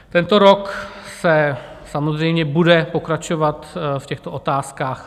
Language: Czech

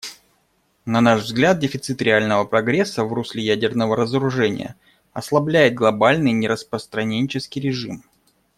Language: Russian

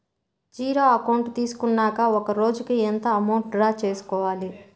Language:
Telugu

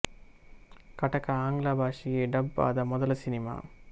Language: Kannada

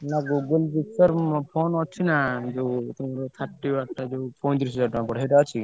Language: Odia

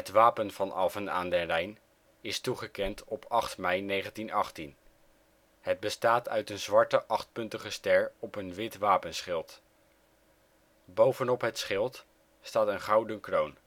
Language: Dutch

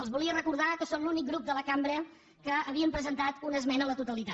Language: Catalan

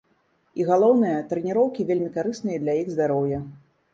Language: Belarusian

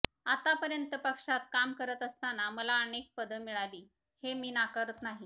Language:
Marathi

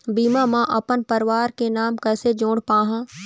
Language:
Chhattisgarhi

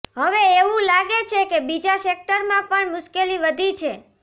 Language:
Gujarati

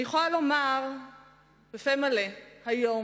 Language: Hebrew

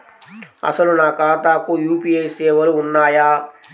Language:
Telugu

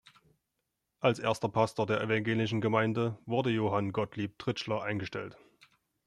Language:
German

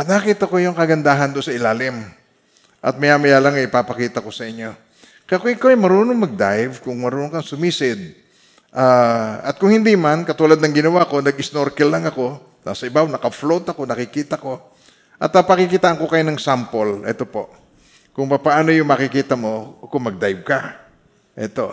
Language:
Filipino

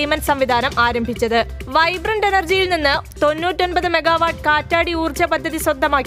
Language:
Malayalam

